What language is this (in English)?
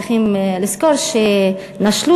Hebrew